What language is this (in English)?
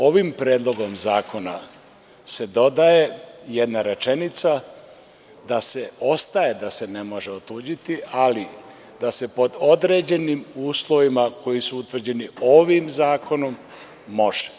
Serbian